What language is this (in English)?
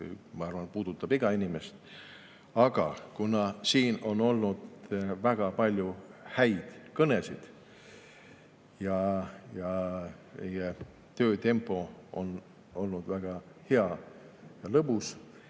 Estonian